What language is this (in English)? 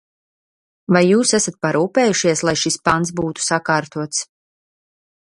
Latvian